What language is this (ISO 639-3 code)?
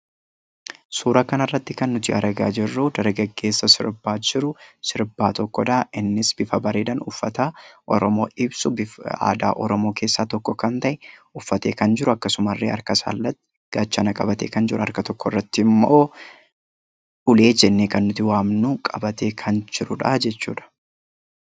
orm